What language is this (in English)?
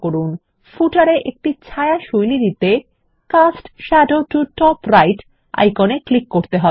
Bangla